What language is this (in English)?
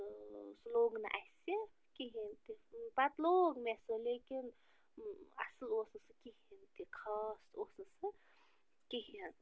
Kashmiri